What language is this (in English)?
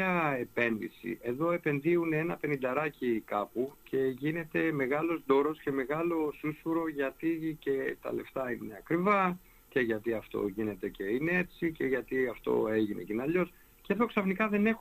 Greek